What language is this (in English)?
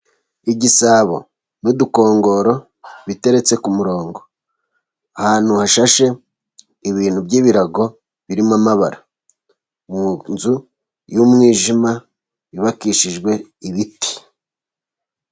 Kinyarwanda